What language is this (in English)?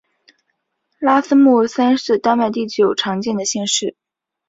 Chinese